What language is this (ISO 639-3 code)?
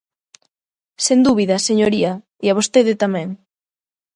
glg